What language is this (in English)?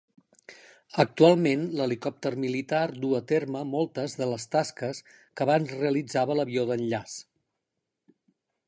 Catalan